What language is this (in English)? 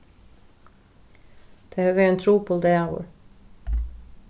Faroese